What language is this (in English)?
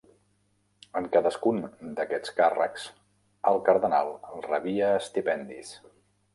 Catalan